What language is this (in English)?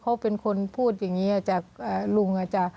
Thai